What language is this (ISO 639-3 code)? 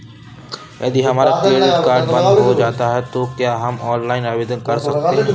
hin